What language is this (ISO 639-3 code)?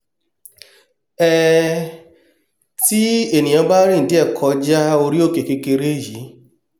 yor